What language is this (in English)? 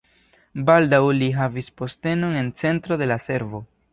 Esperanto